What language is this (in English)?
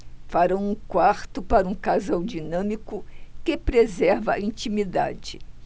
Portuguese